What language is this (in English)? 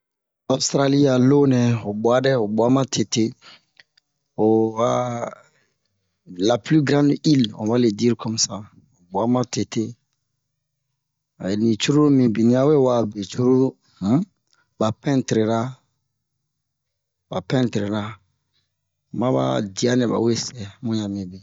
Bomu